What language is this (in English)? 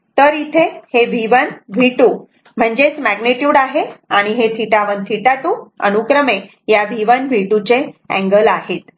Marathi